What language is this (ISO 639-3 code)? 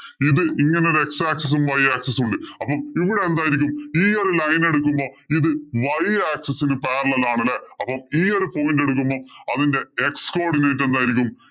mal